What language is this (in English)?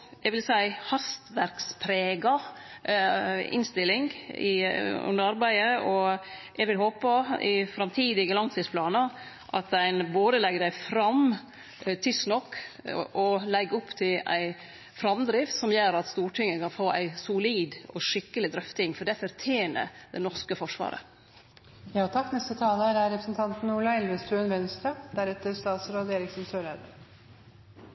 Norwegian